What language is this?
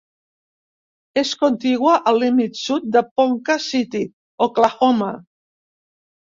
Catalan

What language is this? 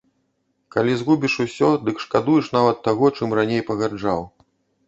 Belarusian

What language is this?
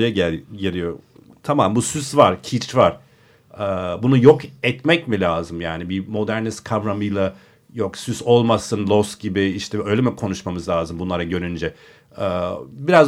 Turkish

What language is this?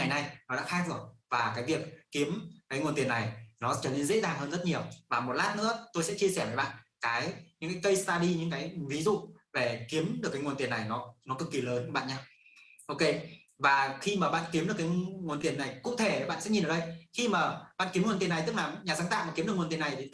Vietnamese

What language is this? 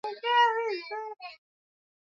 Swahili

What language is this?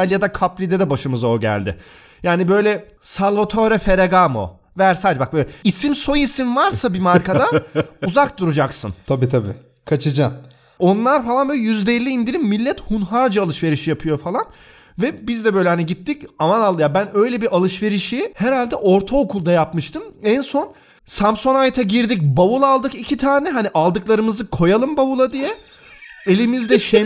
Turkish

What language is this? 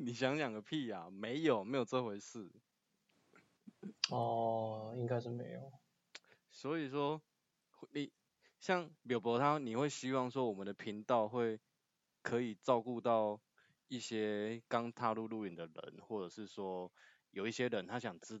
Chinese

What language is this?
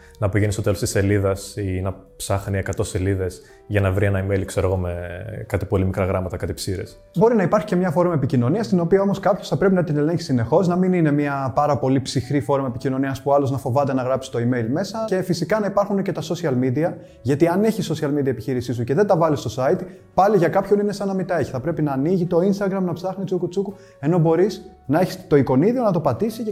Greek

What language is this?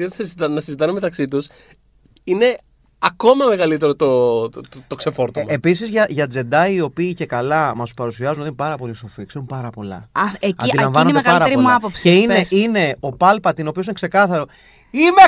Greek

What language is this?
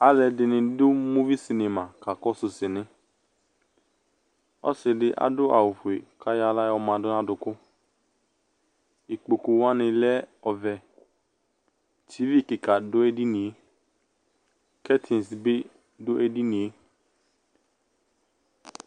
Ikposo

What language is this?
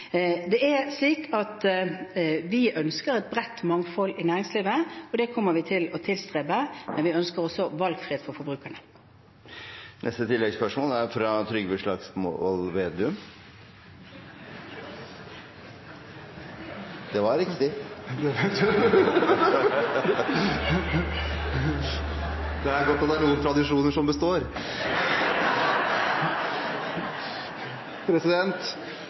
Norwegian Bokmål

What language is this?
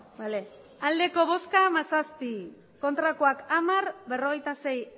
Basque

